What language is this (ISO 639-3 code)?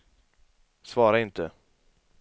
swe